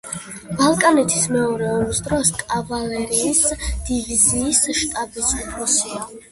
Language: Georgian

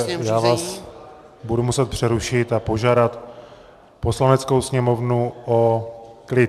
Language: Czech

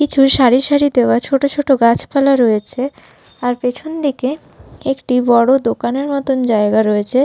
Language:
Bangla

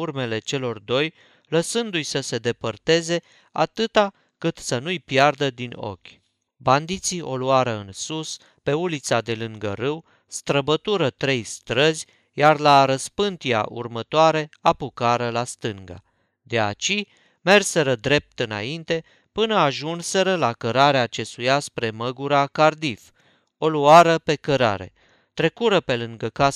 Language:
Romanian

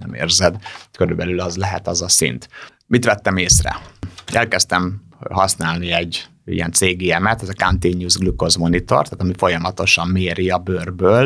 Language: Hungarian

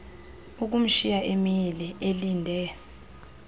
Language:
Xhosa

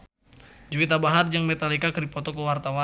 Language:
Sundanese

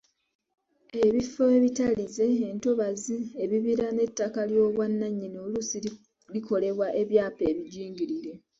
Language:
Ganda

